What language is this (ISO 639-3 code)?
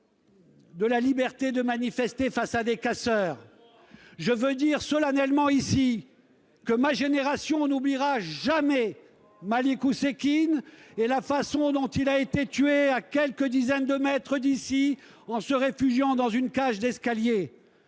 fra